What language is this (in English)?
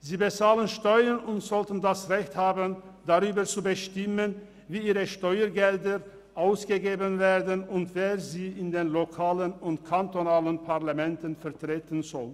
Swiss German